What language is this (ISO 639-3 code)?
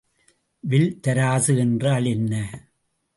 tam